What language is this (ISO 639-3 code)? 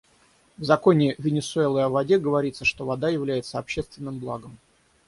rus